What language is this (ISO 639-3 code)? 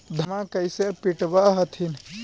mag